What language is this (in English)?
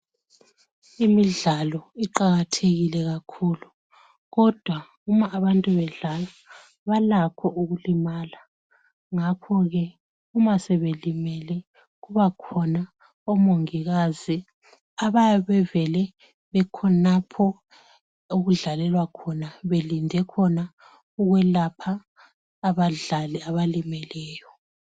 North Ndebele